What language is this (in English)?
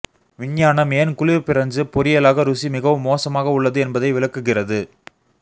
Tamil